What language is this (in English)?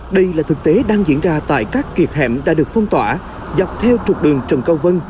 Vietnamese